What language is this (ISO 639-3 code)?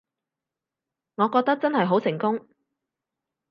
yue